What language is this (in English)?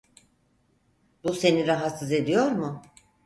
Turkish